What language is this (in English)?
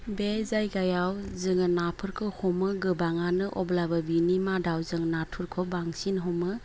Bodo